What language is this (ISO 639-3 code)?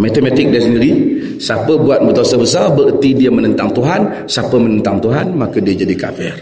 msa